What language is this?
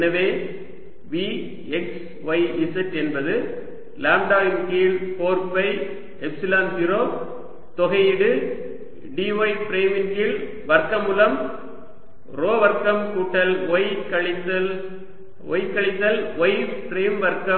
Tamil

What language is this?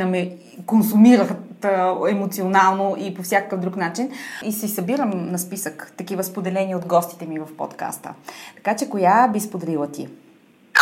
Bulgarian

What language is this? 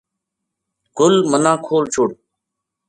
Gujari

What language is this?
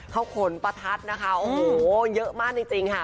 Thai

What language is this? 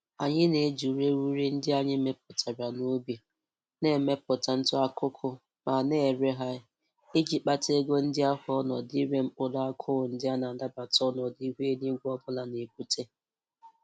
Igbo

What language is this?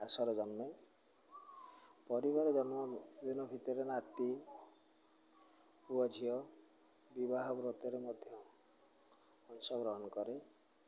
Odia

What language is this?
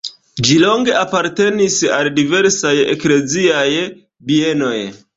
Esperanto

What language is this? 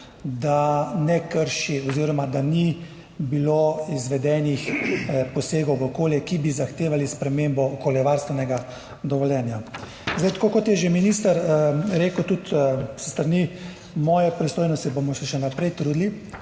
Slovenian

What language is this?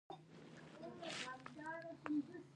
Pashto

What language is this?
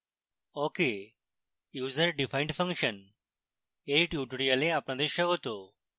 Bangla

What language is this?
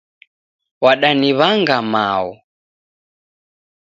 Taita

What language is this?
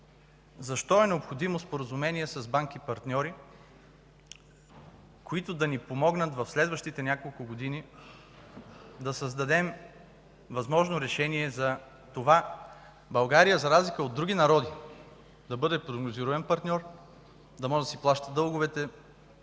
Bulgarian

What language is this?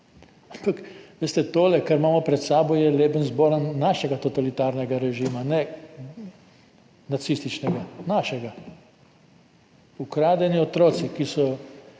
Slovenian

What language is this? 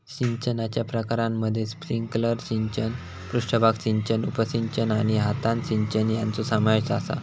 Marathi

